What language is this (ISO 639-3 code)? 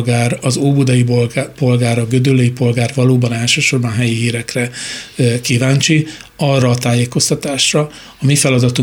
hun